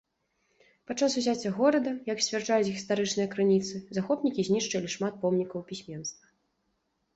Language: Belarusian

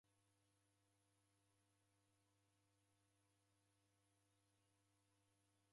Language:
Taita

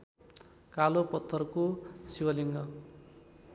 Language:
Nepali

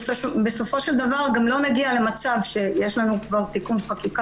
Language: Hebrew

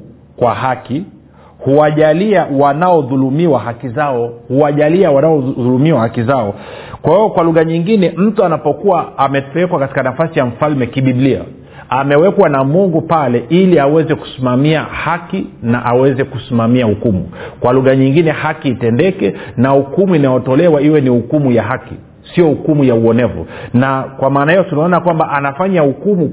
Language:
Swahili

